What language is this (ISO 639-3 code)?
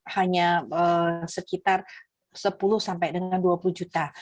ind